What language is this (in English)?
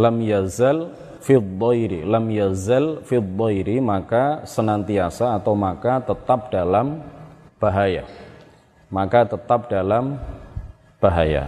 Indonesian